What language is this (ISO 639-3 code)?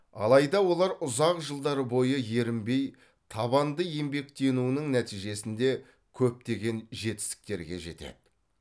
kaz